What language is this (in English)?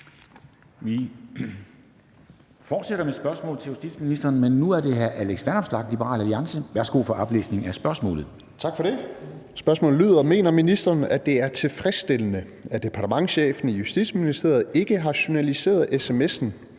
Danish